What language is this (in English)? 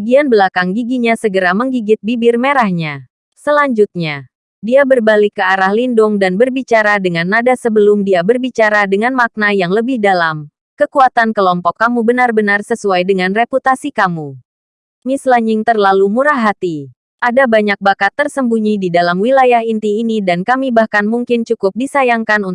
Indonesian